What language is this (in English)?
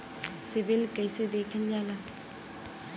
Bhojpuri